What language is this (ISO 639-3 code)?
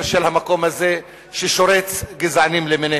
heb